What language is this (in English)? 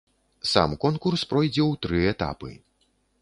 Belarusian